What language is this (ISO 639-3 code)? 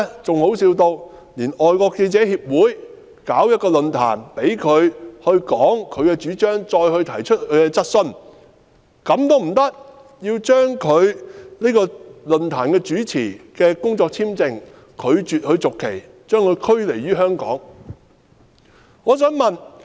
yue